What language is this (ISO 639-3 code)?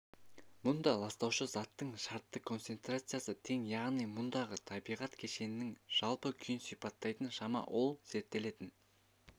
kaz